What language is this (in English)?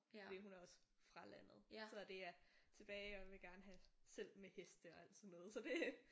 Danish